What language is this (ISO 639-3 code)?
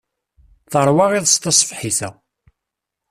kab